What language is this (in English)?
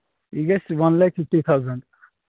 Kashmiri